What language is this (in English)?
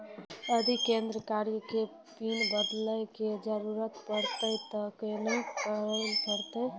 Maithili